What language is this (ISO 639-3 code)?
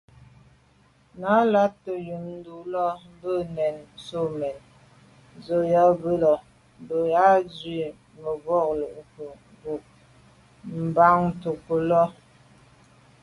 byv